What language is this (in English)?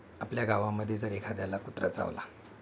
Marathi